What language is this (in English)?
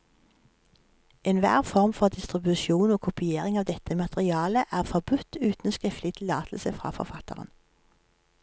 Norwegian